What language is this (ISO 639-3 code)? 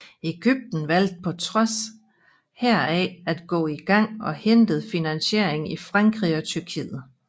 dan